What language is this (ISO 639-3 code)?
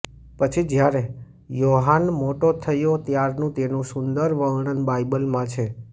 guj